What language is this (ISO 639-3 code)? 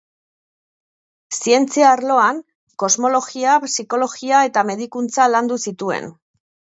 eus